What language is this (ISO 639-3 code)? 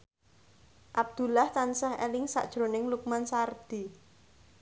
jav